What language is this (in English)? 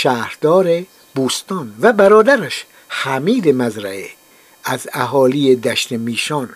Persian